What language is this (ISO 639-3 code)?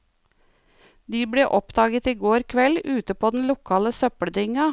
nor